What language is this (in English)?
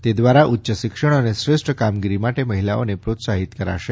Gujarati